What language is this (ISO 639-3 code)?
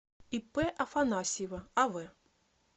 rus